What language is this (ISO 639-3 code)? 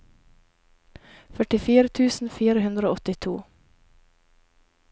nor